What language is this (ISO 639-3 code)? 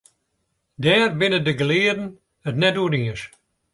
fry